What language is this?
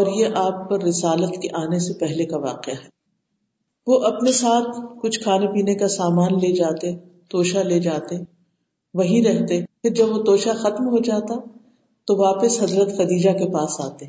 Urdu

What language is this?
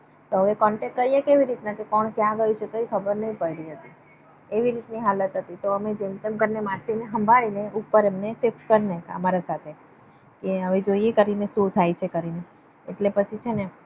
Gujarati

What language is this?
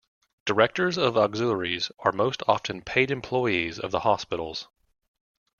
English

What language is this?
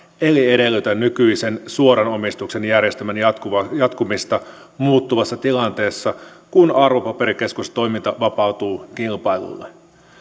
Finnish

